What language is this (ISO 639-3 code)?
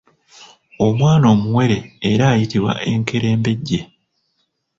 lug